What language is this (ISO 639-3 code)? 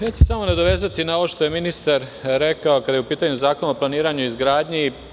srp